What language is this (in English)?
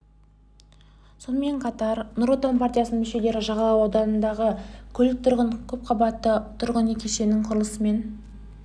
Kazakh